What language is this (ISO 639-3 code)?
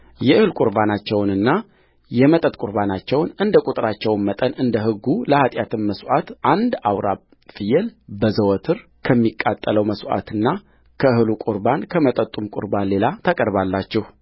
amh